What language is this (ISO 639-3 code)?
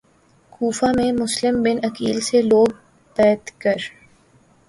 urd